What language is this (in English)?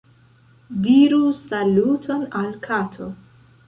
Esperanto